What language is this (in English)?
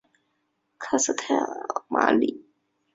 Chinese